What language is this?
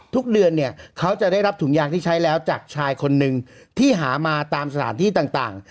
Thai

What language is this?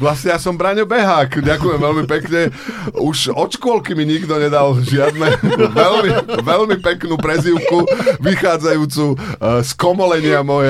Slovak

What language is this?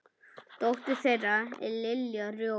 Icelandic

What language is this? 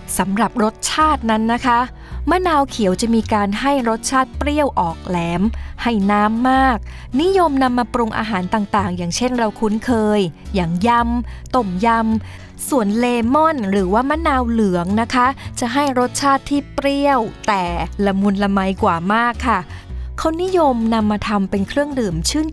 Thai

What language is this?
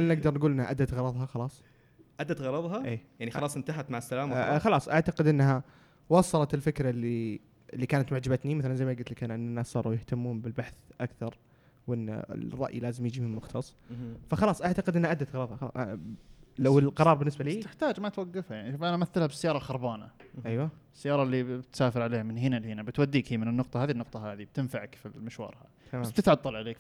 Arabic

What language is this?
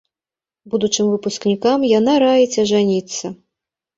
Belarusian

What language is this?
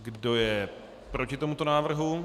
Czech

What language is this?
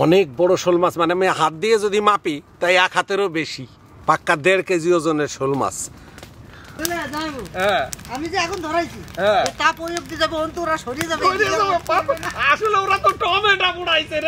Arabic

